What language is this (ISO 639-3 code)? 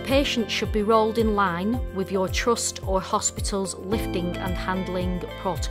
eng